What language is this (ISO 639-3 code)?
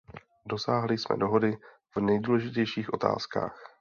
ces